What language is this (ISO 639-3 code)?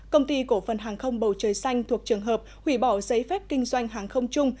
vie